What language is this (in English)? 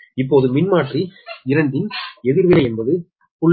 Tamil